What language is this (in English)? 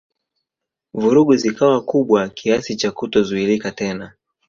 Swahili